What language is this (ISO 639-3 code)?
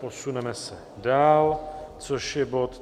ces